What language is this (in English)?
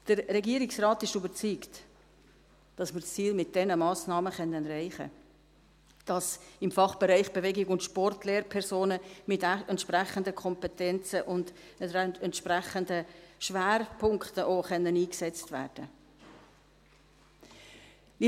Swiss German